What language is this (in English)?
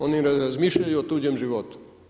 Croatian